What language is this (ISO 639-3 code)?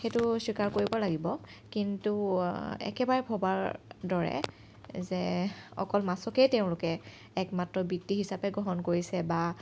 asm